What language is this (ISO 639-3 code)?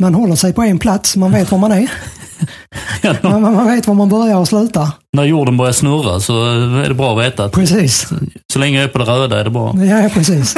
swe